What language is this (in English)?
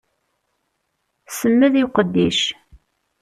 Kabyle